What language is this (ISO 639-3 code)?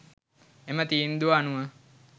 sin